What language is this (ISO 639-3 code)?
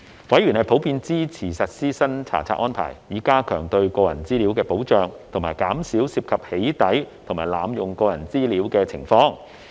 yue